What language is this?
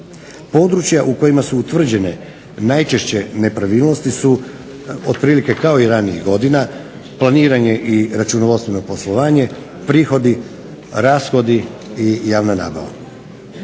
Croatian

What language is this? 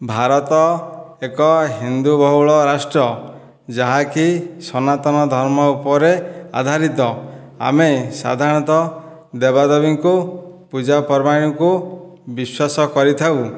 Odia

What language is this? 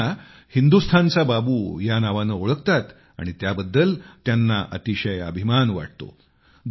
Marathi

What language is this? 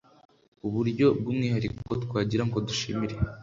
Kinyarwanda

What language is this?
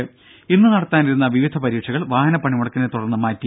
Malayalam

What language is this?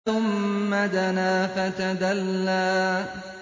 Arabic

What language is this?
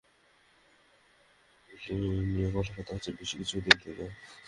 Bangla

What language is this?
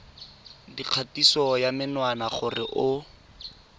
Tswana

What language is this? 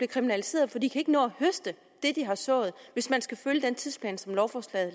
Danish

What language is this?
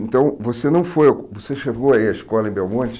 Portuguese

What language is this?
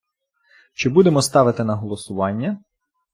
Ukrainian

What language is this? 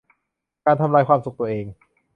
Thai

